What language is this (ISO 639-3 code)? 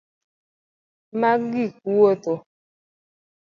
luo